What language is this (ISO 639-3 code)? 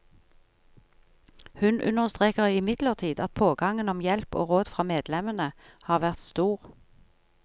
nor